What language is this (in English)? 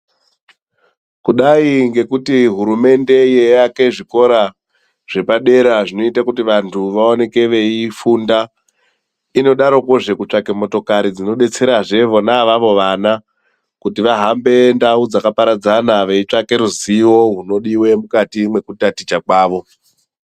Ndau